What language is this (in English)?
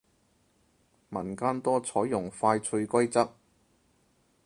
Cantonese